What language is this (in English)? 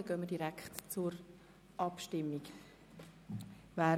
Swiss German